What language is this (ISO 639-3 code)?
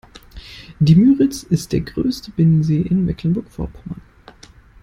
deu